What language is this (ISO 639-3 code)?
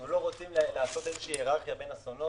heb